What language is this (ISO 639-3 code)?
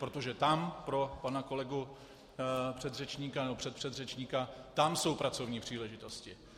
ces